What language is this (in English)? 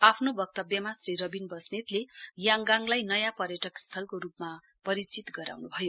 Nepali